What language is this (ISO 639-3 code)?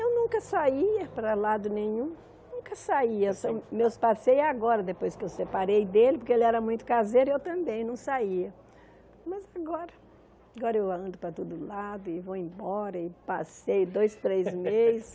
por